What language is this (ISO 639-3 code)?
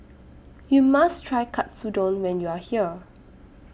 eng